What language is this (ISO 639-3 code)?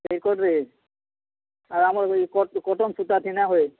ori